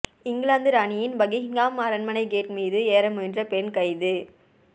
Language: Tamil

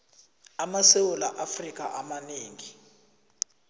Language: South Ndebele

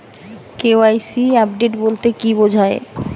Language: Bangla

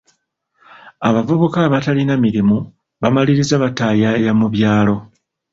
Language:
Ganda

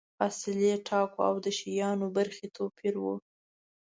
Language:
Pashto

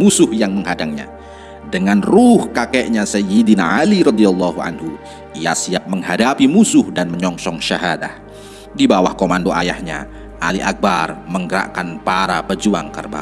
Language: Indonesian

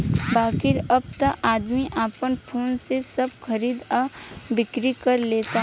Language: Bhojpuri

